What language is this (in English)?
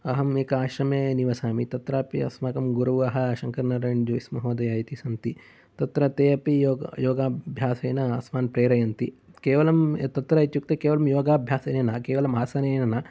Sanskrit